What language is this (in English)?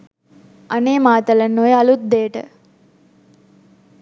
Sinhala